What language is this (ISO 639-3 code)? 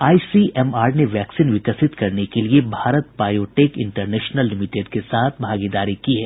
hin